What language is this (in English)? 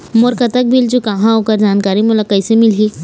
Chhattisgarhi